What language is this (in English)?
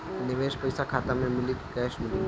Bhojpuri